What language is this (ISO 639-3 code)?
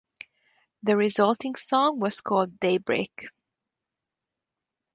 eng